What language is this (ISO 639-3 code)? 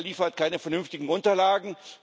deu